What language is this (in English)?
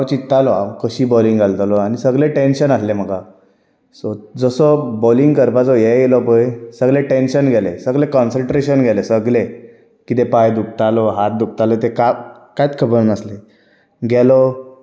Konkani